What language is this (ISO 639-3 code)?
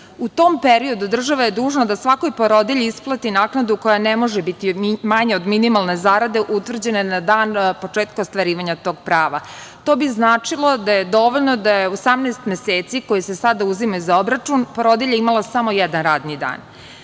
srp